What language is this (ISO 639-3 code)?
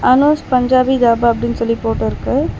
tam